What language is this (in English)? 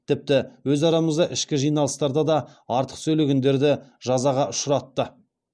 Kazakh